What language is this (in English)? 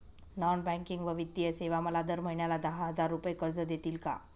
Marathi